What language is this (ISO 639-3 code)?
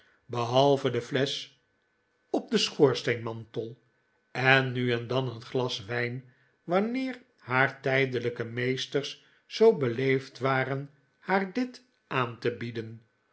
nld